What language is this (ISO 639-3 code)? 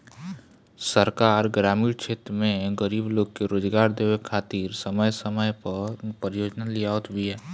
bho